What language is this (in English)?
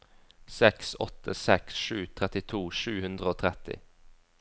Norwegian